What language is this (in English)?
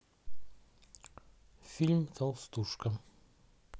Russian